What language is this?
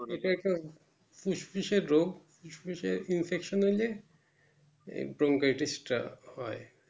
Bangla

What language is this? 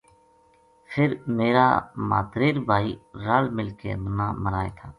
Gujari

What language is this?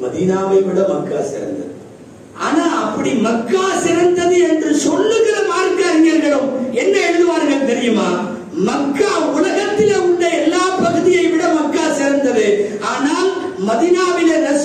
Arabic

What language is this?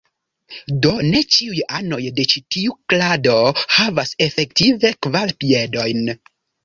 Esperanto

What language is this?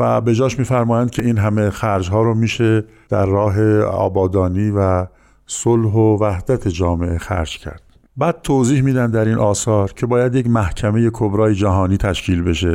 Persian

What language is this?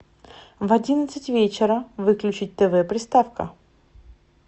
Russian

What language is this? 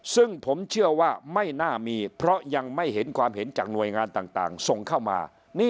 Thai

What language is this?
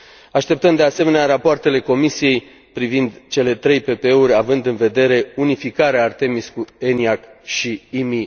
Romanian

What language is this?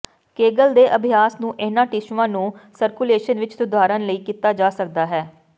Punjabi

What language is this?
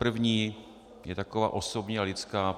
Czech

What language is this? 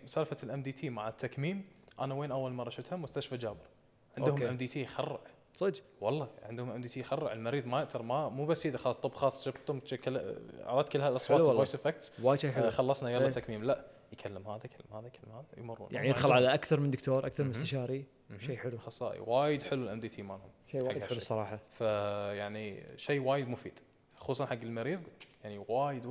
Arabic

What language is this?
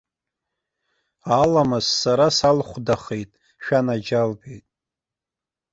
Abkhazian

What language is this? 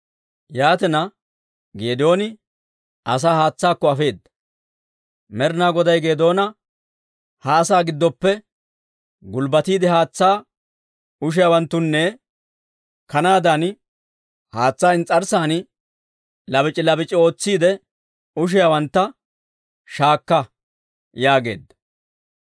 Dawro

